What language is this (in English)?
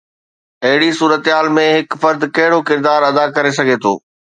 Sindhi